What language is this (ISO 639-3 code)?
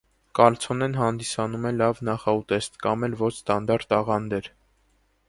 hye